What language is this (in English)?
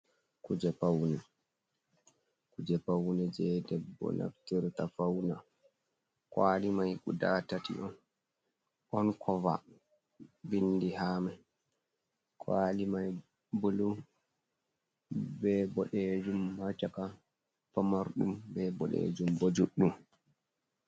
Fula